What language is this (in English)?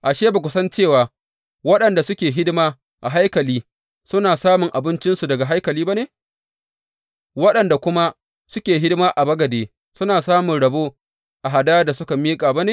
Hausa